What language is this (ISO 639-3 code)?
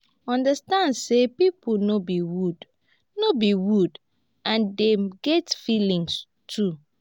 pcm